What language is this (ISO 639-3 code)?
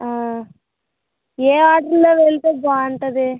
tel